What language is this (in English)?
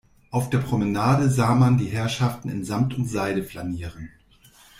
German